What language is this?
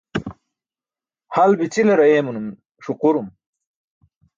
Burushaski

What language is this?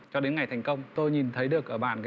Vietnamese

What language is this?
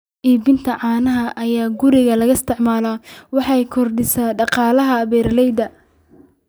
Somali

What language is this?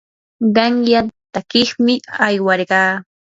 Yanahuanca Pasco Quechua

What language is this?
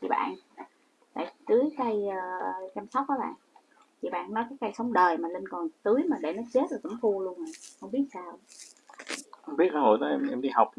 Vietnamese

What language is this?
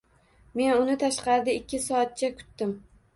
Uzbek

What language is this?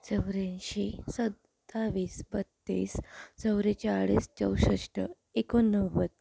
Marathi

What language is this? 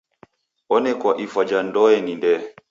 Taita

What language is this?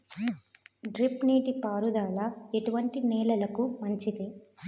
Telugu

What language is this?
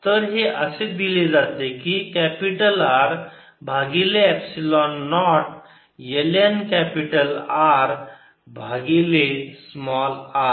Marathi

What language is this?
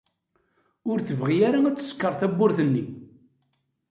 Kabyle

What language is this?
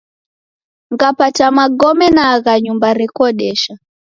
Taita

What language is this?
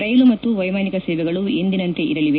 Kannada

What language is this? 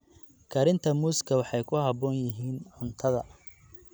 Somali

